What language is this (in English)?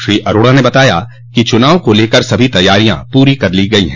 Hindi